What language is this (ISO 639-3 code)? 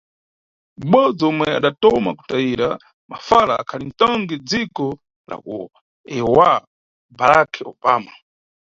nyu